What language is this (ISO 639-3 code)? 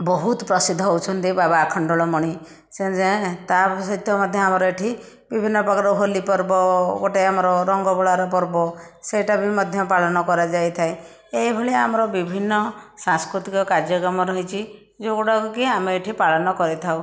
ori